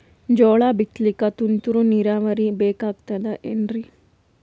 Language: Kannada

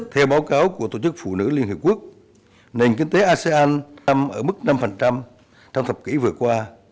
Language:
Vietnamese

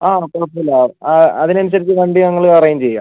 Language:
Malayalam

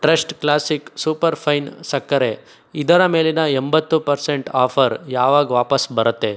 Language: Kannada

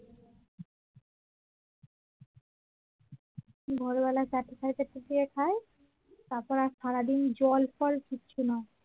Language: Bangla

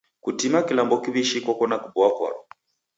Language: Taita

